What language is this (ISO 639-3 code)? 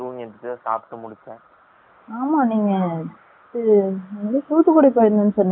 tam